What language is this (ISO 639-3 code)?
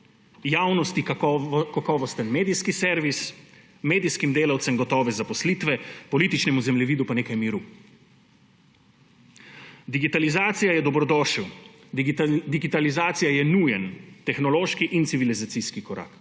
slv